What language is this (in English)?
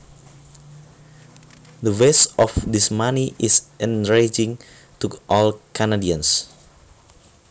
Javanese